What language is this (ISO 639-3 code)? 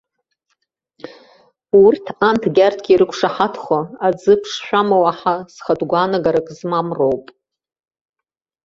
abk